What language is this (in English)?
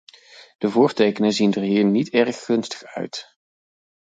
Dutch